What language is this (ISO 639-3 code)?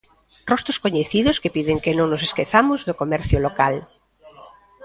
glg